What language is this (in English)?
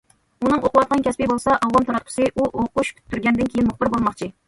Uyghur